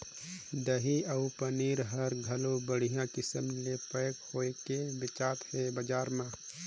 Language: Chhattisgarhi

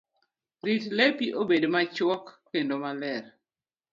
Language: Luo (Kenya and Tanzania)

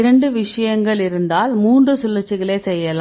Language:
Tamil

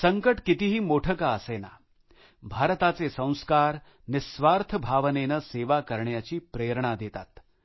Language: Marathi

